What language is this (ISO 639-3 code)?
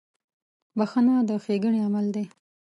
pus